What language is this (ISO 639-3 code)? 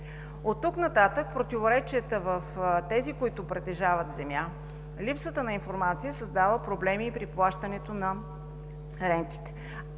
bul